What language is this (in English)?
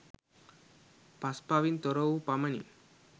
Sinhala